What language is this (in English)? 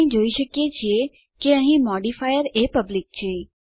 Gujarati